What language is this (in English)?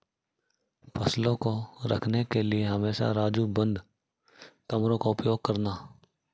Hindi